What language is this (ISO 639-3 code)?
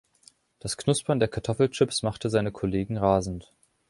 deu